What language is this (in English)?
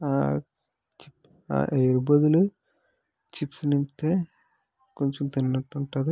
Telugu